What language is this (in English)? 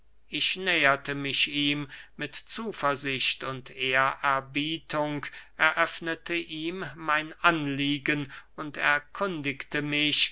German